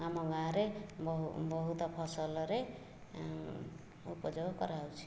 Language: Odia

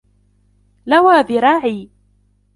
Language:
Arabic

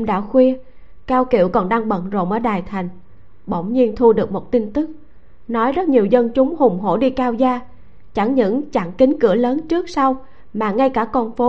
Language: Vietnamese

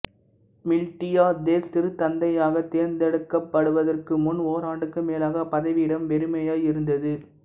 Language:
Tamil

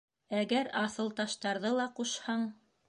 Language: Bashkir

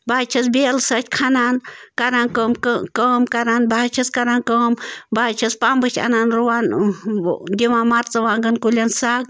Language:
Kashmiri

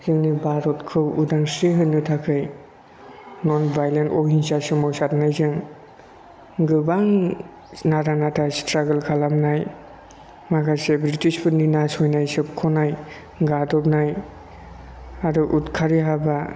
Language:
Bodo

